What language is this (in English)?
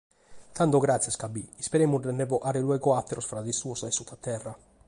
Sardinian